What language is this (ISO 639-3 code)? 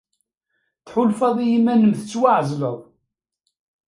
kab